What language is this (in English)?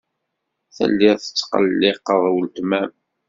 Kabyle